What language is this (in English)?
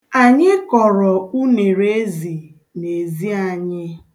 Igbo